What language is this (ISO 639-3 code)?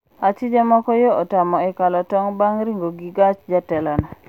luo